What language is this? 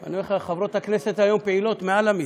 Hebrew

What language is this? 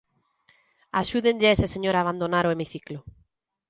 Galician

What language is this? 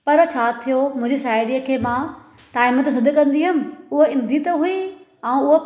Sindhi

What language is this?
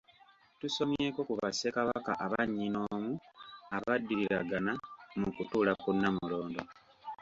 Ganda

